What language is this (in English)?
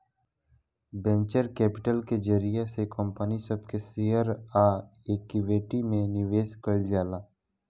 Bhojpuri